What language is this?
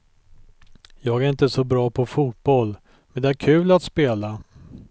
Swedish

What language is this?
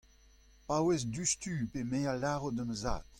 Breton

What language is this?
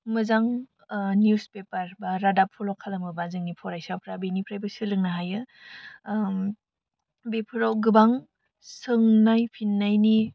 Bodo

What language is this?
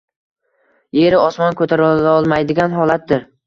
Uzbek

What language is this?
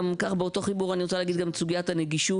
Hebrew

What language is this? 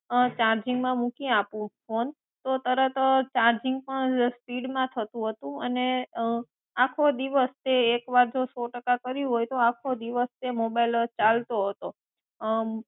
Gujarati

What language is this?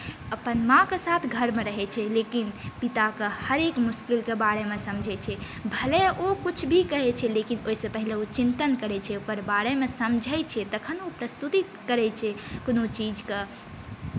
Maithili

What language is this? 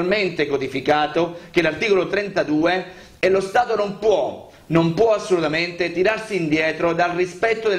Italian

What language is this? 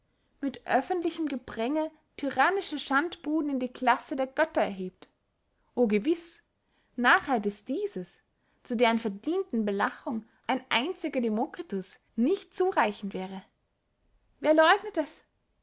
German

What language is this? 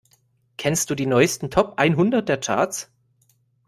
German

